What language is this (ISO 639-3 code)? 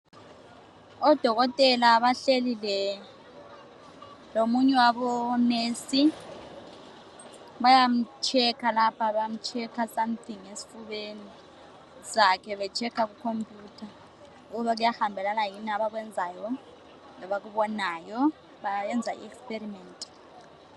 nde